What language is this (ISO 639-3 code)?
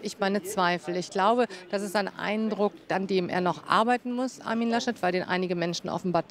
deu